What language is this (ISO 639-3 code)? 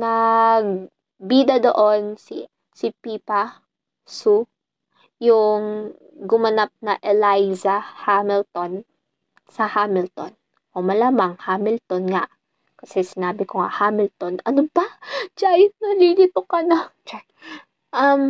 fil